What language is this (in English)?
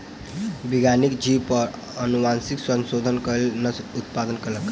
Maithili